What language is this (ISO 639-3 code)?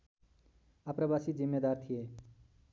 nep